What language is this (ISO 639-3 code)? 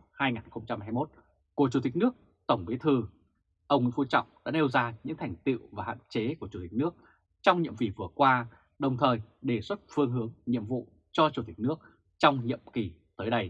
vie